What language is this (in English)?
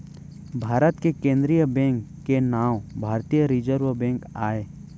Chhattisgarhi